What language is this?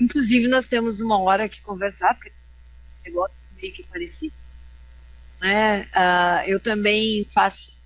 Portuguese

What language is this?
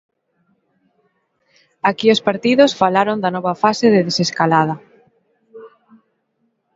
Galician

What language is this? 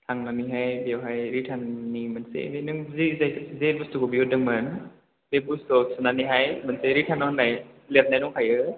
Bodo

